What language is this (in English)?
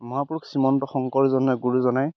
Assamese